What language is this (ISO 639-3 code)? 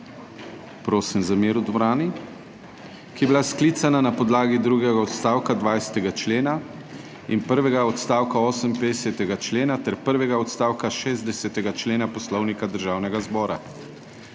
slv